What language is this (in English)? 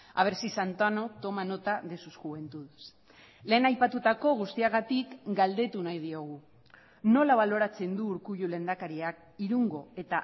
Basque